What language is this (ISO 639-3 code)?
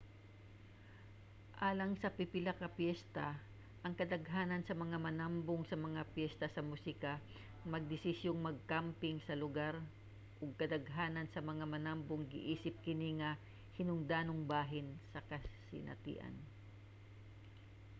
ceb